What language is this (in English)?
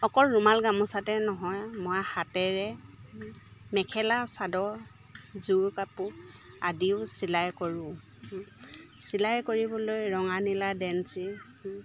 Assamese